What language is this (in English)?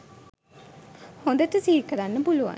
Sinhala